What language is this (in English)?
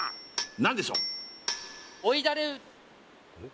Japanese